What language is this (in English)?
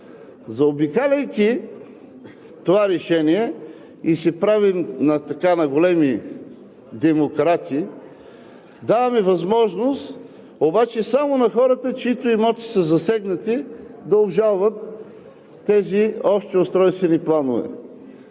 Bulgarian